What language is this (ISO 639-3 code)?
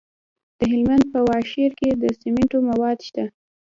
pus